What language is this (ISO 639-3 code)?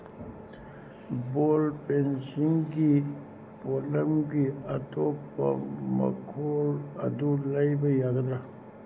mni